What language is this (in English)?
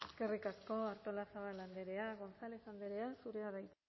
Basque